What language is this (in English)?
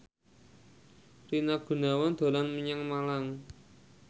Javanese